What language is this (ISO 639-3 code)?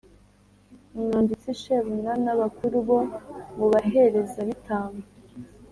kin